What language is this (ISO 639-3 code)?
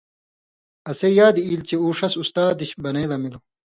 mvy